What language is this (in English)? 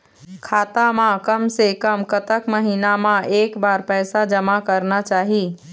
Chhattisgarhi